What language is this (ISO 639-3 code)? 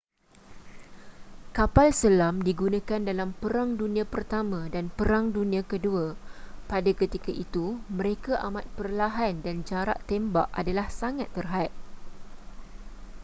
msa